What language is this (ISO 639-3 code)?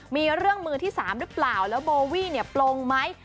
tha